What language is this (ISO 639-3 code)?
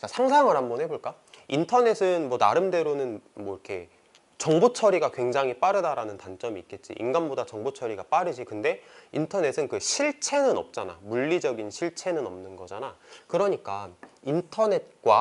kor